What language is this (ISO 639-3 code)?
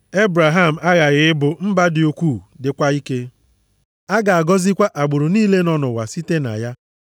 ibo